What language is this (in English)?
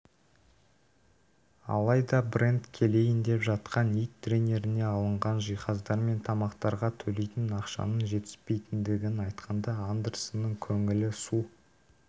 Kazakh